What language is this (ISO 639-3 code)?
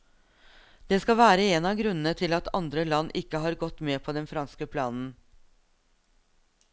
nor